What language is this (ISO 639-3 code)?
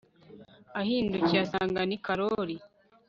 kin